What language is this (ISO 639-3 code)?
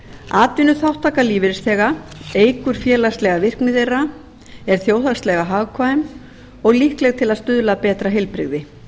isl